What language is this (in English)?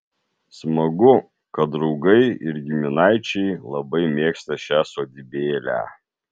Lithuanian